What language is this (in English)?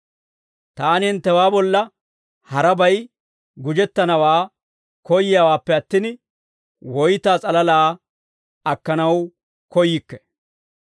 Dawro